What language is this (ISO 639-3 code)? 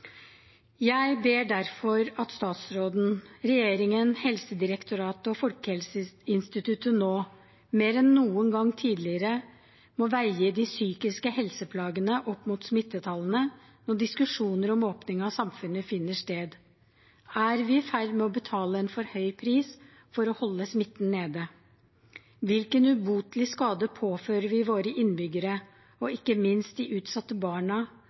nob